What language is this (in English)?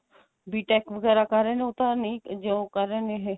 Punjabi